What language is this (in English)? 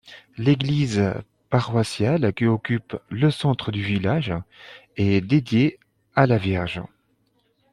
French